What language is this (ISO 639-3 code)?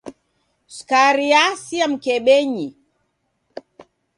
dav